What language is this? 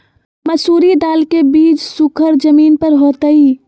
Magahi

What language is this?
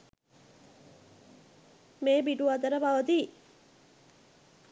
Sinhala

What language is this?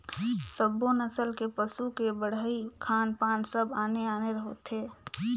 Chhattisgarhi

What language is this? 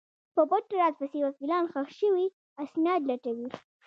Pashto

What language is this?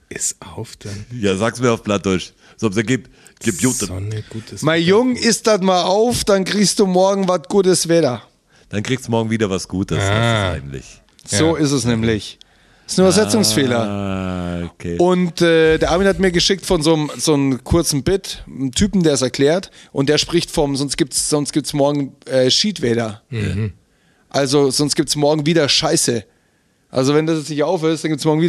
German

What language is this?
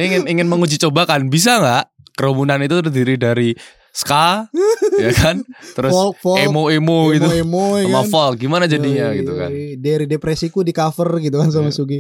Indonesian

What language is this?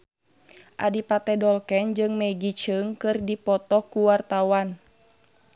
Sundanese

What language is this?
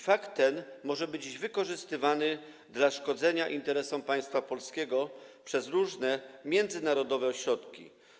Polish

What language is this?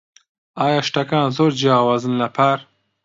Central Kurdish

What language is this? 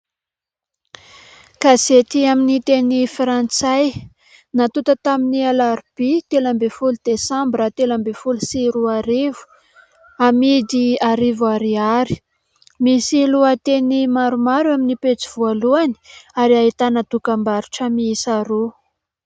Malagasy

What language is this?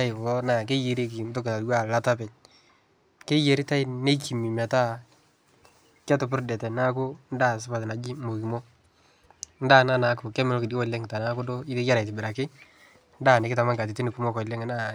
Masai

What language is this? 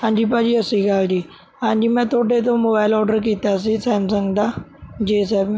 Punjabi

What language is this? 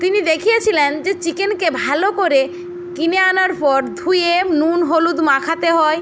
Bangla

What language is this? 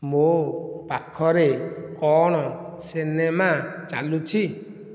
Odia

